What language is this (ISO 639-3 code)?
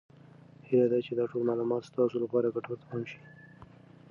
pus